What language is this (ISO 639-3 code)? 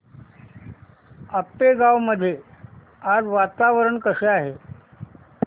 mar